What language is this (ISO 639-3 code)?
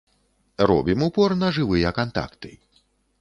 bel